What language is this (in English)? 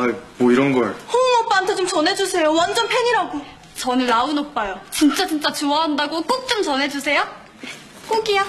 Korean